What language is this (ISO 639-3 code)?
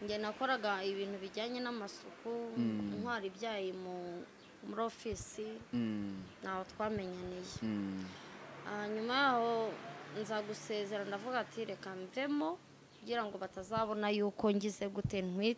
ron